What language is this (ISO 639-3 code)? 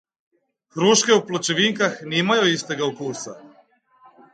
slv